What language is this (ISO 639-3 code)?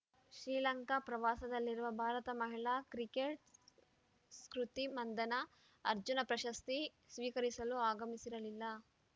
kan